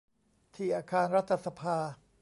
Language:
Thai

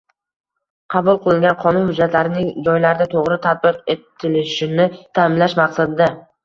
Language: Uzbek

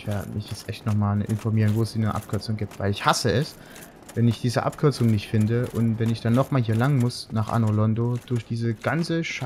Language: German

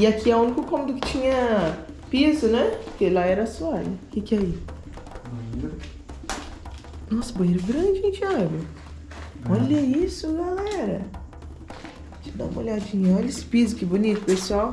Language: Portuguese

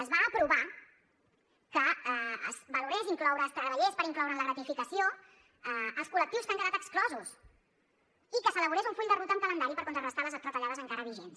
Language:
Catalan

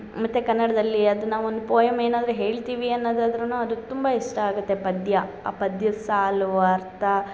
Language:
Kannada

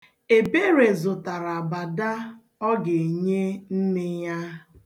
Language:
Igbo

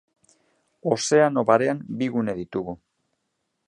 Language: Basque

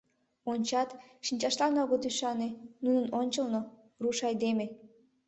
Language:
Mari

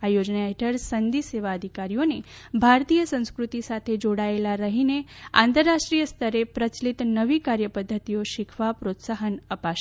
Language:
Gujarati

